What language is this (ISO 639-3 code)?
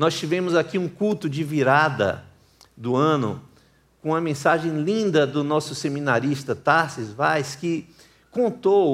por